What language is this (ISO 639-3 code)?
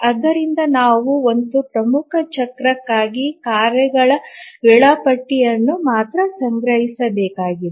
kan